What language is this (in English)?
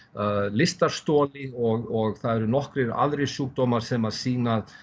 Icelandic